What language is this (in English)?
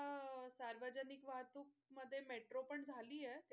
Marathi